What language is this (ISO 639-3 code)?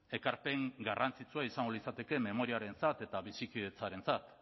eus